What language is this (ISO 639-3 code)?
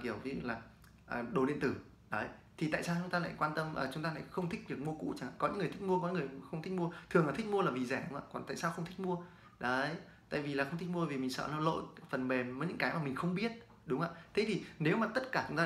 vie